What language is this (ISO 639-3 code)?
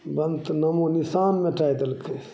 mai